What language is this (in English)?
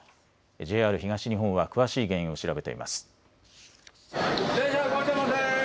Japanese